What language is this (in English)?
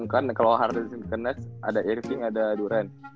Indonesian